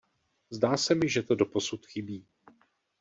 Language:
Czech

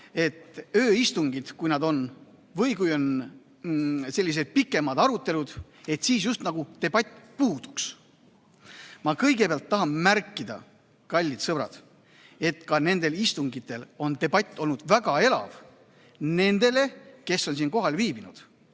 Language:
Estonian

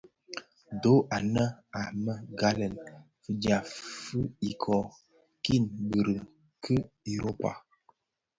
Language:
Bafia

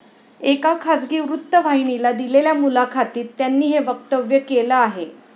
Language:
Marathi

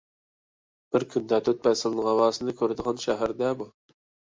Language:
Uyghur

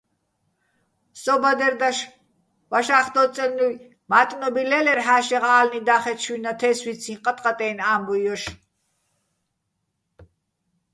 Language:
Bats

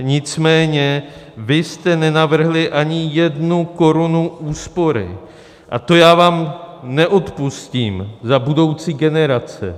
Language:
Czech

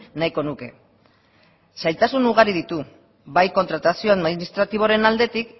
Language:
Basque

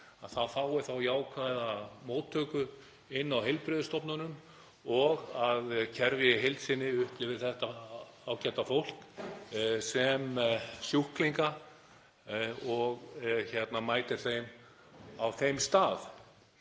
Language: Icelandic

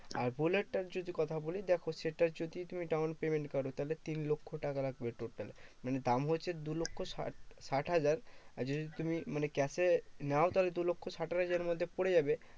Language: Bangla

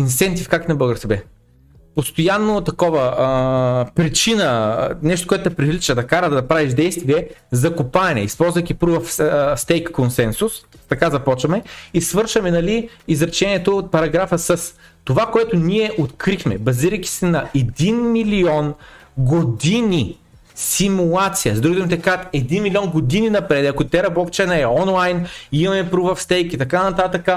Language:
Bulgarian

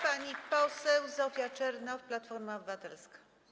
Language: Polish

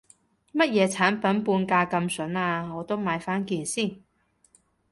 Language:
Cantonese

